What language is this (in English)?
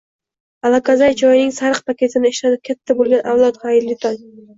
Uzbek